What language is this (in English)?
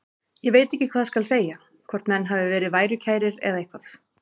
Icelandic